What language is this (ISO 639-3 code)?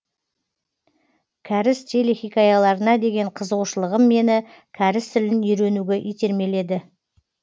kaz